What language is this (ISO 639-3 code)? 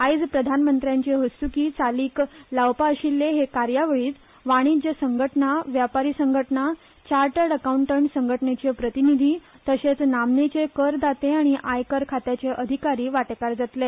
kok